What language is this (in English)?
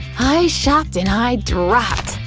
English